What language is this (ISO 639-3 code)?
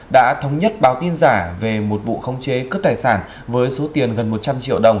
vie